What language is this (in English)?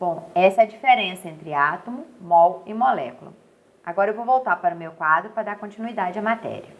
Portuguese